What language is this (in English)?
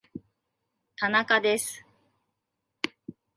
Japanese